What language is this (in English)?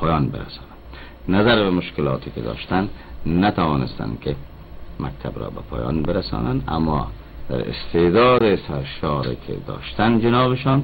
Persian